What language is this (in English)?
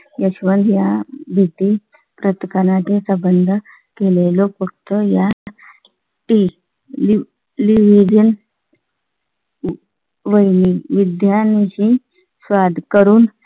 Marathi